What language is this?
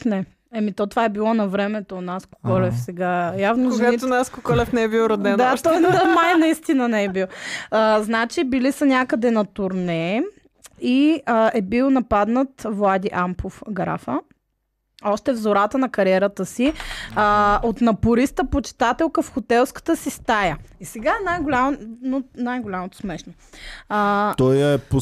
Bulgarian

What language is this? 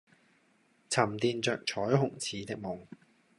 Cantonese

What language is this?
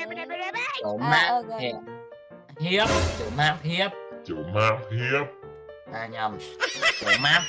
Vietnamese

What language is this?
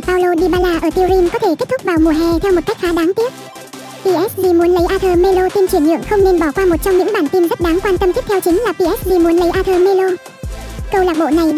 Vietnamese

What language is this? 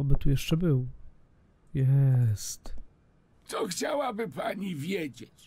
Polish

